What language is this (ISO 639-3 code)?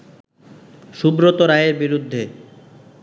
ben